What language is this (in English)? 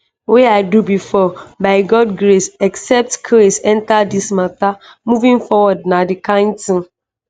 Nigerian Pidgin